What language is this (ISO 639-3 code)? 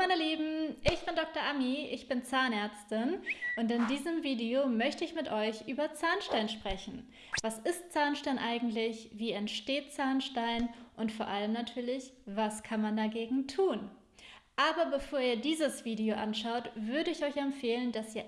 deu